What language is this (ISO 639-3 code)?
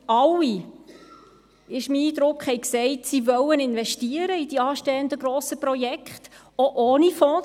gsw